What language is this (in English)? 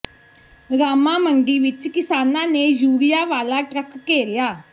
Punjabi